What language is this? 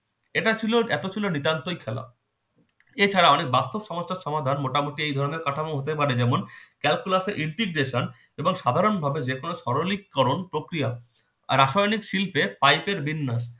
Bangla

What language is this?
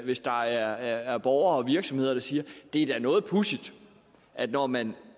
Danish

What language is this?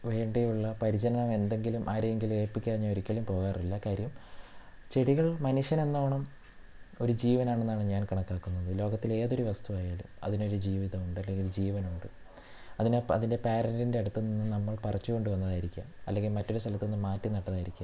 Malayalam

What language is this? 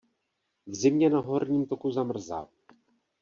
Czech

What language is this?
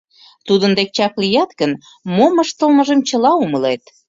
Mari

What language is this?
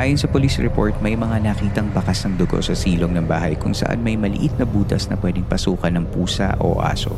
Filipino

